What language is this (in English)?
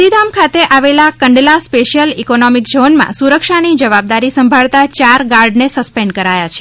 Gujarati